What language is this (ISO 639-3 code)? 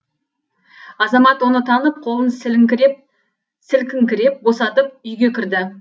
kaz